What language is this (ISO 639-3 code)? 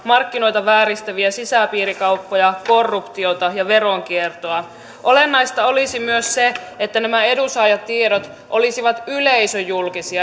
fin